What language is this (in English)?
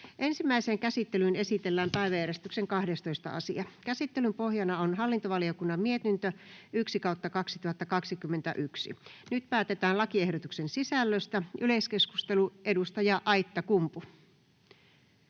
Finnish